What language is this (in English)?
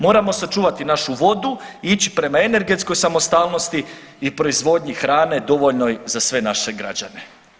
Croatian